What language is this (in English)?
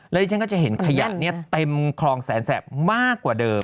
Thai